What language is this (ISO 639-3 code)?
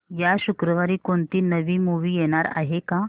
mar